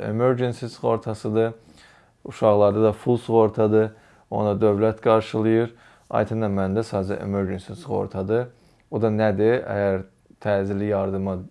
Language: Turkish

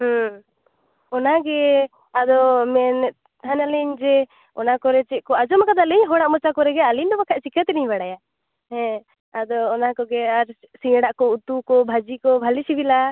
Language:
Santali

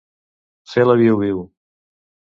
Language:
Catalan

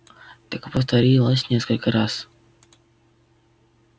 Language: Russian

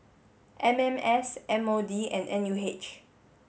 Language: English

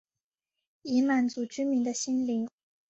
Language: Chinese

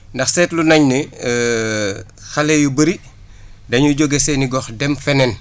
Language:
Wolof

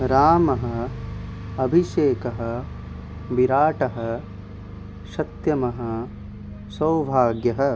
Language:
Sanskrit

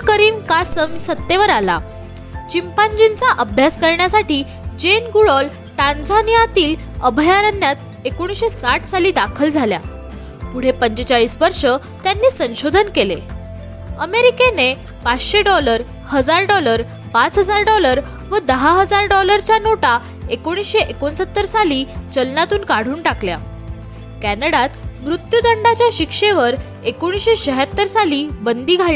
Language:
Marathi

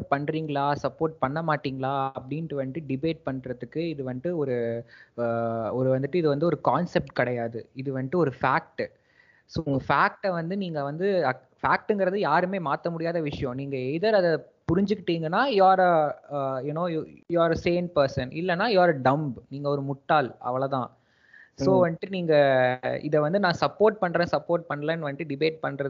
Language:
Tamil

